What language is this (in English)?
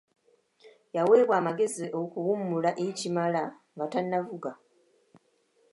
Ganda